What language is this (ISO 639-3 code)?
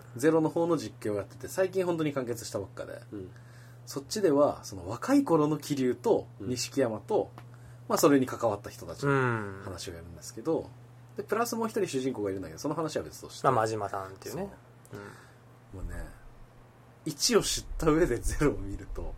jpn